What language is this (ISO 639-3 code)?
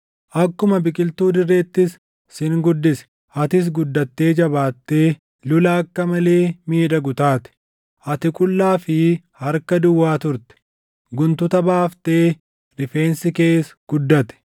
orm